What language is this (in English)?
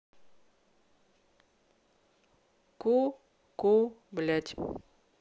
Russian